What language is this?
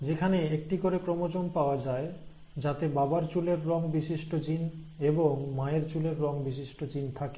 Bangla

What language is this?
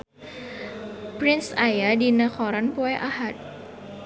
Sundanese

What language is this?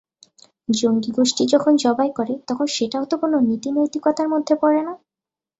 Bangla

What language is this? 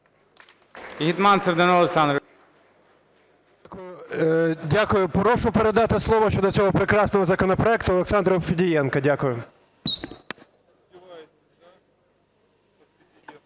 Ukrainian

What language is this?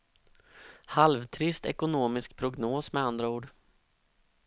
Swedish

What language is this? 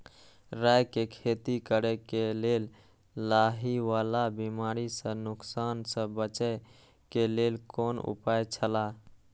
Maithili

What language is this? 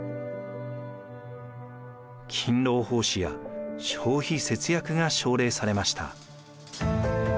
Japanese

